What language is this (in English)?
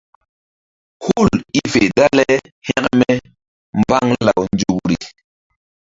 Mbum